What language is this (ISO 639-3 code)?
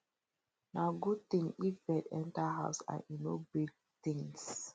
pcm